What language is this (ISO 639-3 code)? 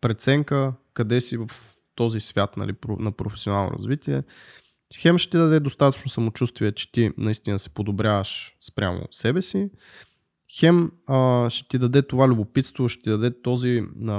bul